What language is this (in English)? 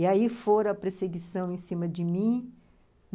Portuguese